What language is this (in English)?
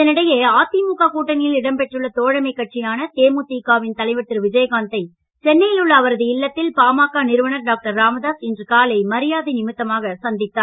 Tamil